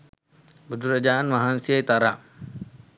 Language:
Sinhala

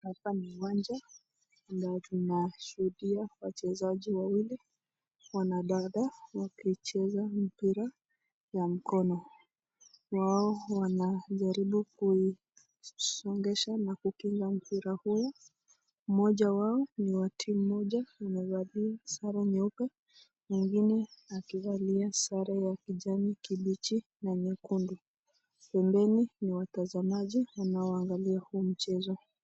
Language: Swahili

